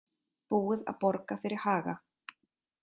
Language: Icelandic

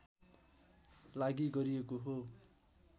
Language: Nepali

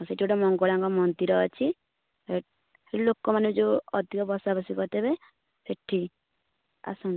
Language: Odia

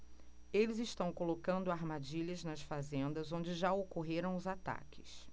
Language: Portuguese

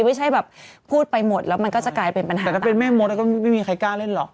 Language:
Thai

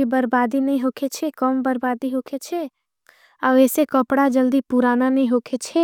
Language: Angika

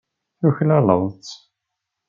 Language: Kabyle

